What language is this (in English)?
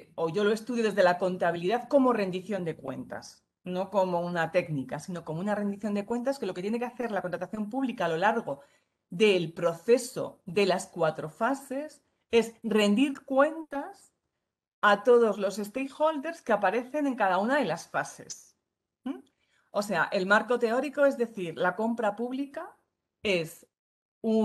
Spanish